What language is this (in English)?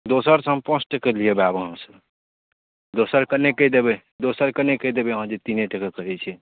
Maithili